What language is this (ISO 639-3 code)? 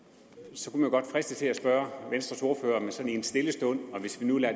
dan